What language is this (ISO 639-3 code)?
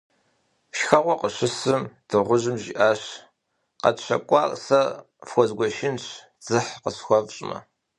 kbd